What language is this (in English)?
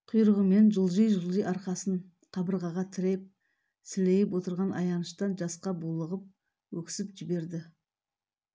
Kazakh